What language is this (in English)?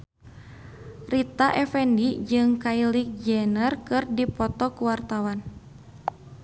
Sundanese